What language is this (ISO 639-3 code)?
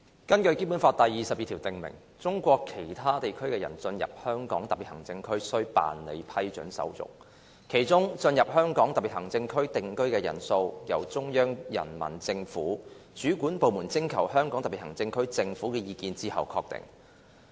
yue